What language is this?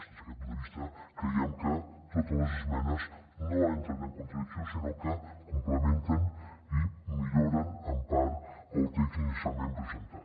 Catalan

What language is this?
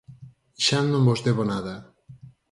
Galician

